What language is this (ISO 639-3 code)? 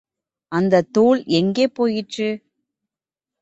tam